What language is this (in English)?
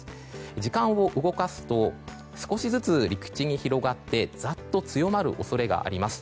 Japanese